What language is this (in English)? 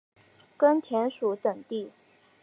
Chinese